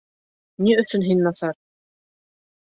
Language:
Bashkir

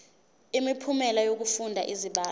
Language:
Zulu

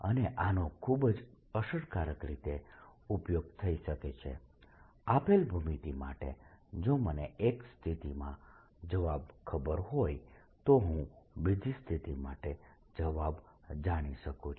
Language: Gujarati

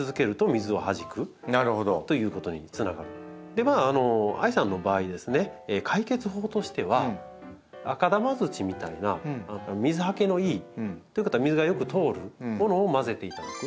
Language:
Japanese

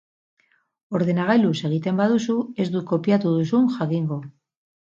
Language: Basque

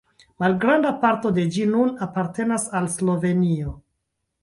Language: Esperanto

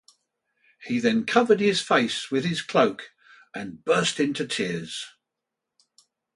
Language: English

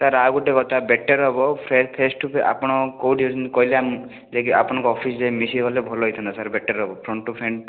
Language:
Odia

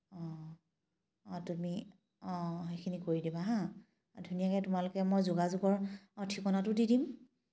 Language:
Assamese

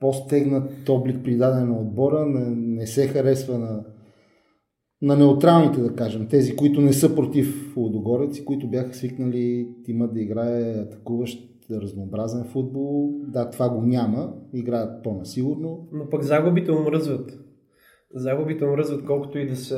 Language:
Bulgarian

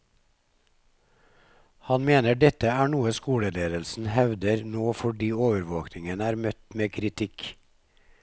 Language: Norwegian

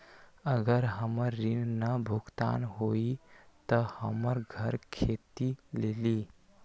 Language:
Magahi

